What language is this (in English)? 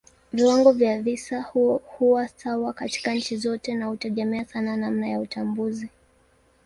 Swahili